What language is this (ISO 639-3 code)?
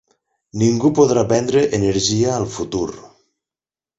cat